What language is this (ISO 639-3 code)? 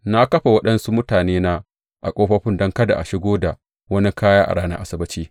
hau